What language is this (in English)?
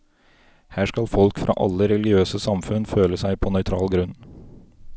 Norwegian